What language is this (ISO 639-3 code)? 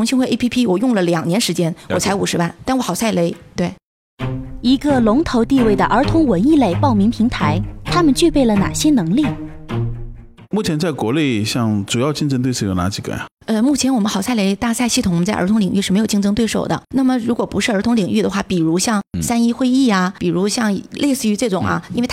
zho